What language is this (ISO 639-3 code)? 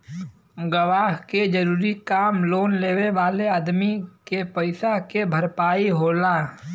bho